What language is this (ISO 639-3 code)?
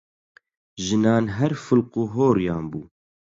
ckb